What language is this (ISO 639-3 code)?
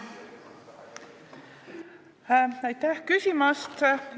est